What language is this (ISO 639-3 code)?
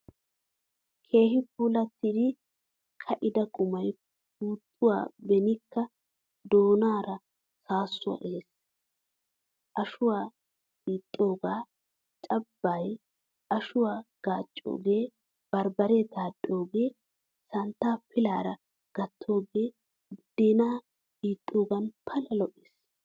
wal